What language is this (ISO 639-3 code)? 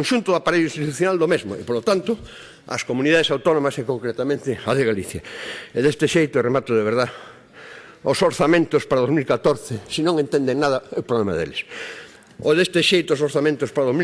spa